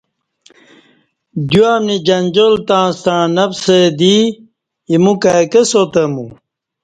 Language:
Kati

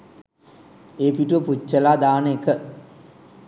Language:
Sinhala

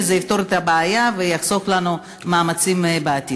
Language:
Hebrew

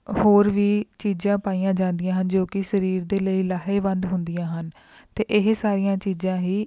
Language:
Punjabi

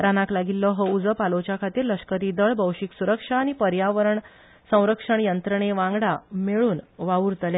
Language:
Konkani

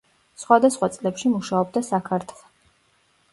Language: Georgian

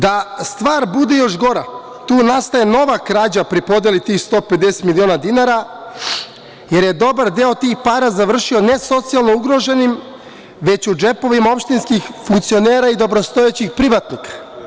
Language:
Serbian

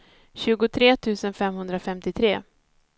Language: Swedish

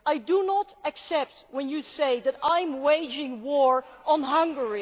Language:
English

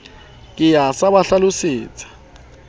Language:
Southern Sotho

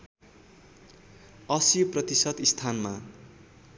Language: Nepali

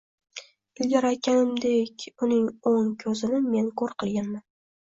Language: Uzbek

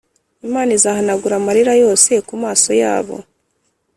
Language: Kinyarwanda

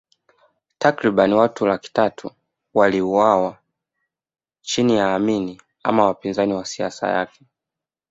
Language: Swahili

